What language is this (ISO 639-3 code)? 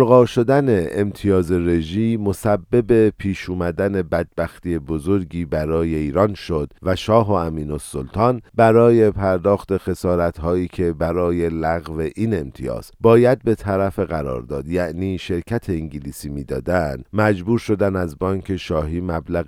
fas